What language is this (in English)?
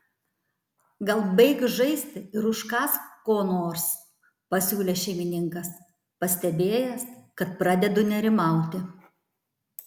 Lithuanian